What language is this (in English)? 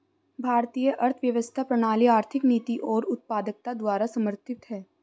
Hindi